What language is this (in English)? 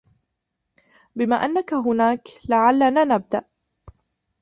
Arabic